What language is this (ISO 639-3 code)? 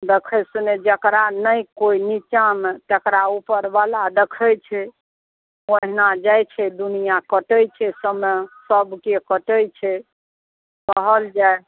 mai